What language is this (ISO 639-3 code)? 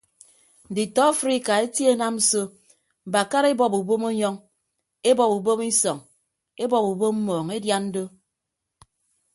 ibb